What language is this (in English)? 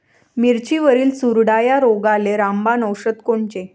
Marathi